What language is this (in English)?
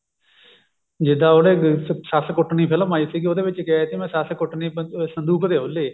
Punjabi